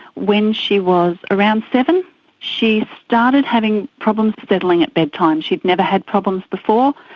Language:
English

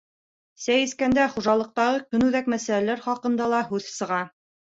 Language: Bashkir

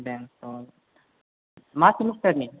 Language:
Bodo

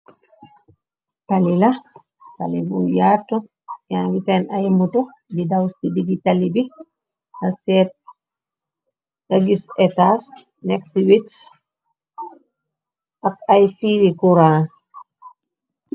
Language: Wolof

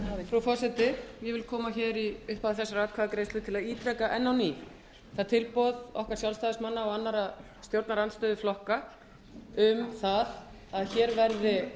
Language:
Icelandic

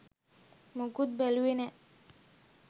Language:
Sinhala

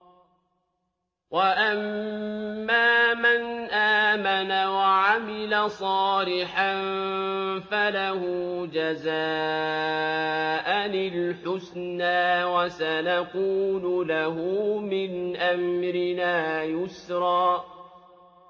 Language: Arabic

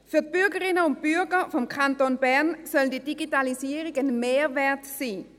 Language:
Swiss German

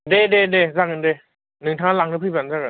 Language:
Bodo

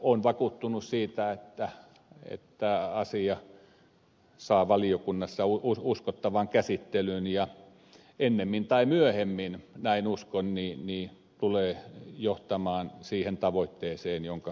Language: Finnish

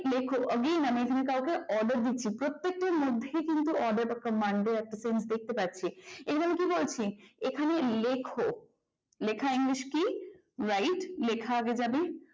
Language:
Bangla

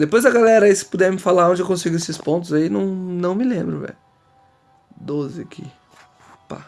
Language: Portuguese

